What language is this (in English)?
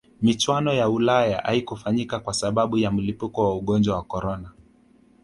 Swahili